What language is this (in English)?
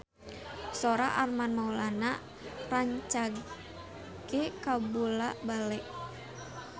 Sundanese